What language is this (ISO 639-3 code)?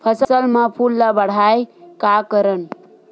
hne